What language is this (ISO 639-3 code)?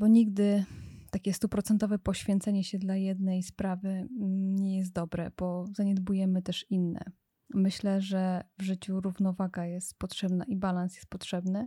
pol